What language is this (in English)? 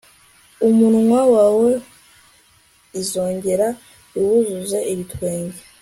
Kinyarwanda